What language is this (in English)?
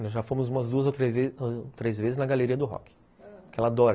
Portuguese